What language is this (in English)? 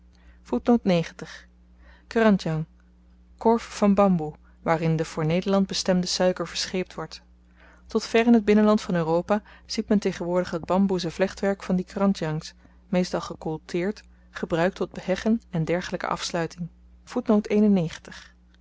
Dutch